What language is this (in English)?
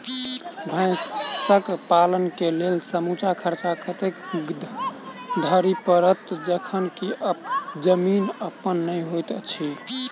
Maithili